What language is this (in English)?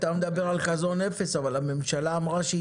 Hebrew